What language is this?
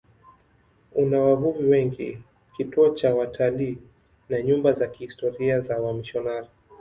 Swahili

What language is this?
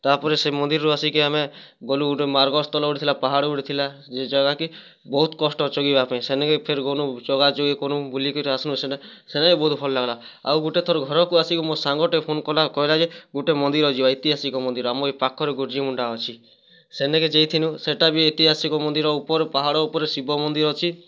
Odia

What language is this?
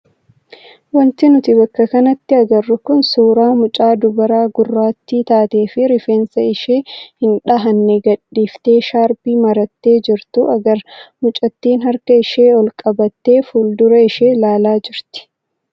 Oromo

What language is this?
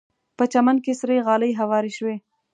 Pashto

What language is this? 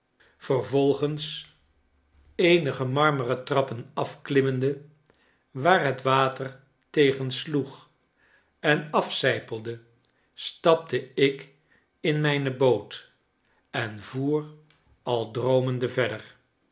Dutch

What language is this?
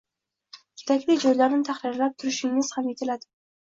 Uzbek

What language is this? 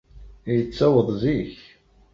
Kabyle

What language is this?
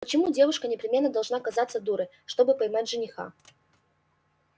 Russian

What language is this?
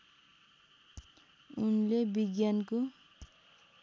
Nepali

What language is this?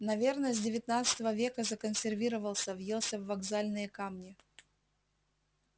Russian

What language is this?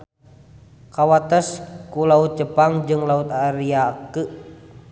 Sundanese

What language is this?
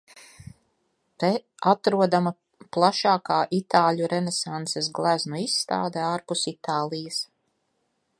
Latvian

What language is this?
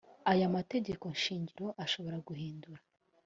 Kinyarwanda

